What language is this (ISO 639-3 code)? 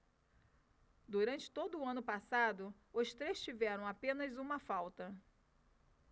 por